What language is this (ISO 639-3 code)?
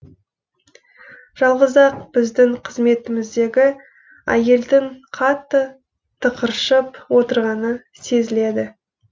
kaz